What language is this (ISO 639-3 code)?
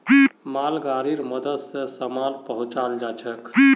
mag